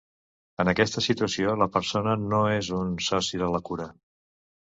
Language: Catalan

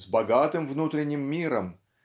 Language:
Russian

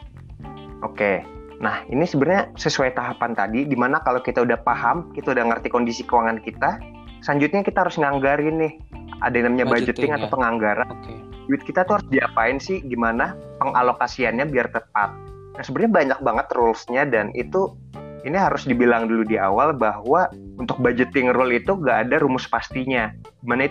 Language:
Indonesian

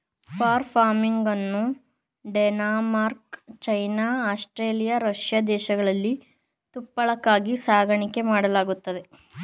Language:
Kannada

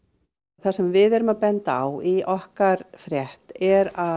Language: Icelandic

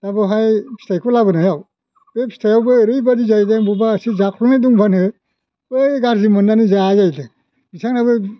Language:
Bodo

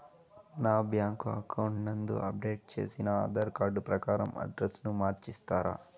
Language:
Telugu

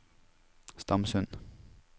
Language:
Norwegian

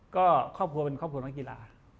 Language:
Thai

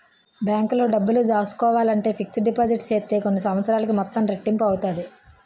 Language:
Telugu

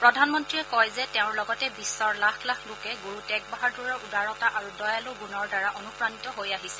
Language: Assamese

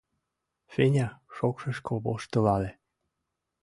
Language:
Mari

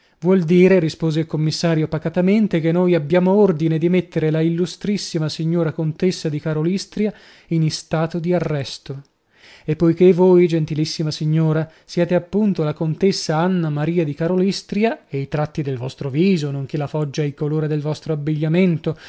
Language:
Italian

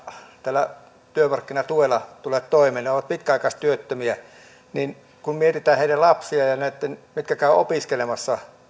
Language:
Finnish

